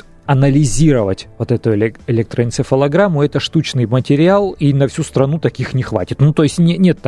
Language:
Russian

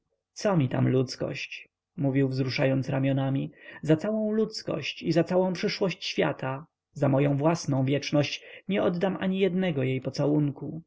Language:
Polish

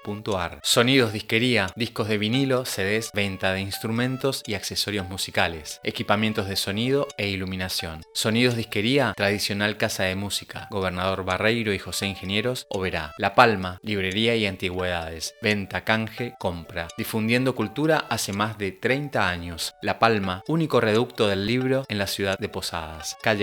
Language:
Spanish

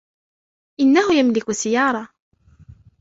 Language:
Arabic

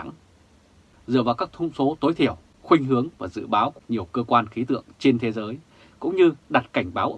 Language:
Vietnamese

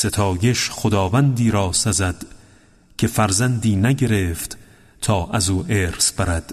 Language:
Persian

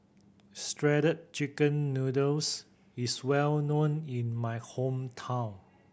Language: English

